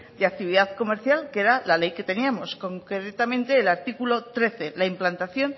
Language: Spanish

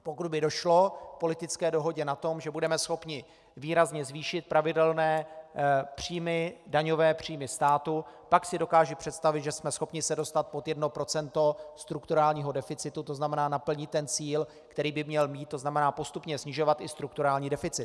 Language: Czech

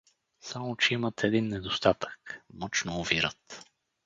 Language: Bulgarian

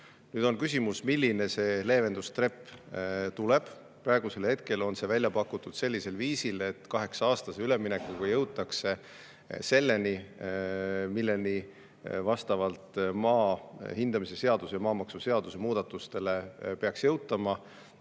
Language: Estonian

